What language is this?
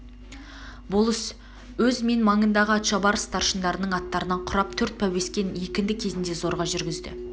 Kazakh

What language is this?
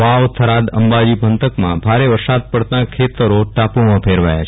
Gujarati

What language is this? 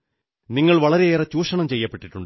Malayalam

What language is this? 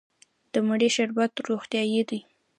Pashto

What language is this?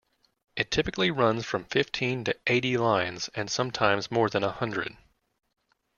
English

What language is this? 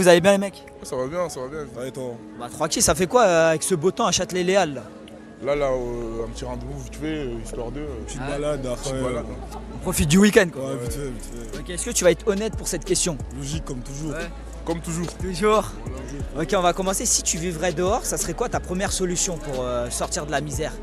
French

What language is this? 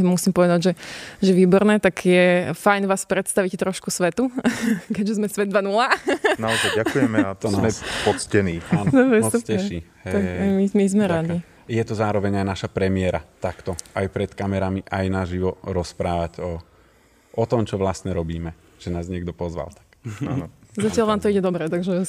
Slovak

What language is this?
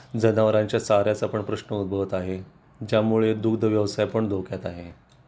Marathi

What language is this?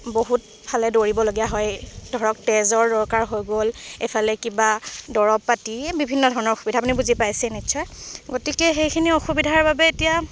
Assamese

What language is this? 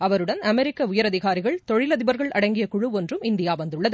Tamil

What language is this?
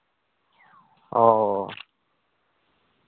Santali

